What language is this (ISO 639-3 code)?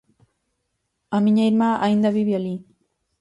glg